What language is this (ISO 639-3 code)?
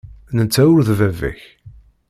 kab